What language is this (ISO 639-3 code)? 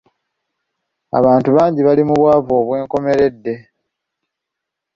lug